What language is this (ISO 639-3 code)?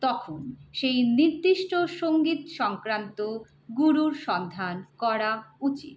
ben